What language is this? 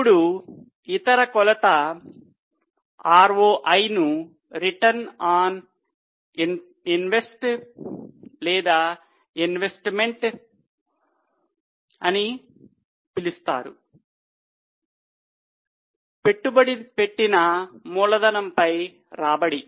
Telugu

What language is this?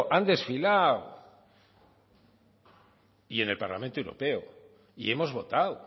Spanish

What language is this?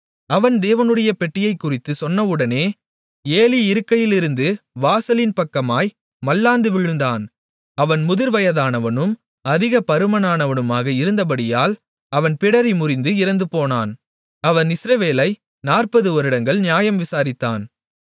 Tamil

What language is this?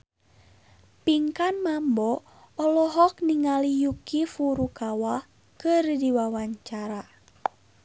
Sundanese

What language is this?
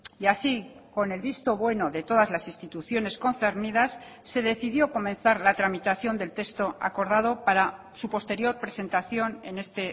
Spanish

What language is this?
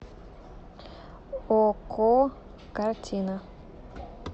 Russian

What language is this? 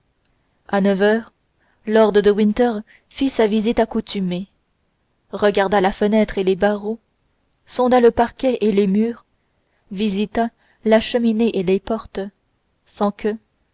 French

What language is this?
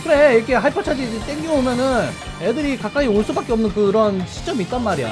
Korean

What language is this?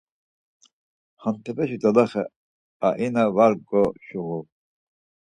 Laz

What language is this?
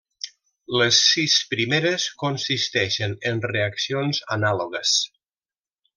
Catalan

